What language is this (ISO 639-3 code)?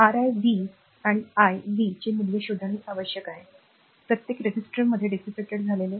mar